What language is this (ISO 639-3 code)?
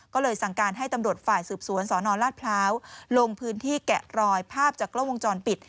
tha